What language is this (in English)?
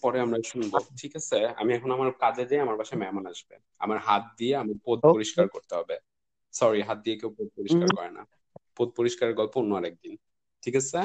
Bangla